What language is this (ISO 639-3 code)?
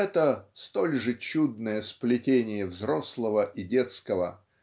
rus